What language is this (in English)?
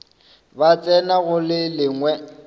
Northern Sotho